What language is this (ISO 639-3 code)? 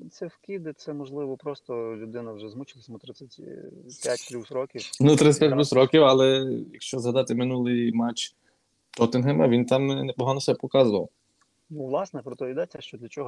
ukr